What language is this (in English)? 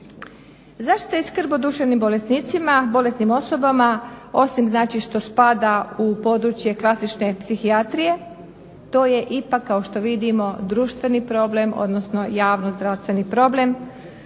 Croatian